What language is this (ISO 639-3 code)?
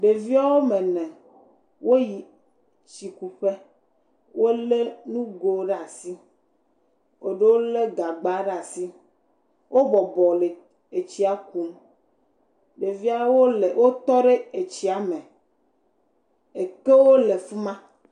ewe